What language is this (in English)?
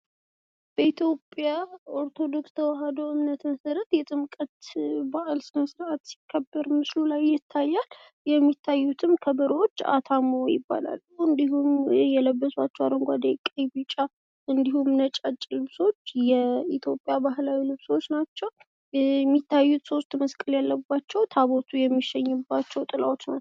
Amharic